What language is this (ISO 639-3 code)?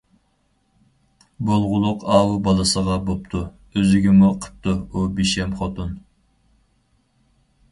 uig